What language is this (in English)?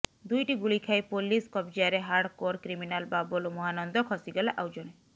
Odia